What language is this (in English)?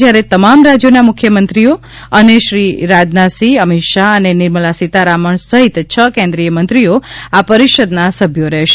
Gujarati